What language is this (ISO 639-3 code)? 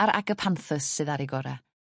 cym